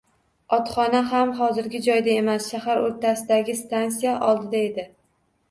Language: Uzbek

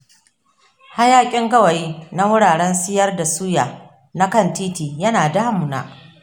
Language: Hausa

